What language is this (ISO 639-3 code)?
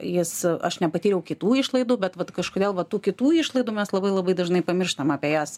lit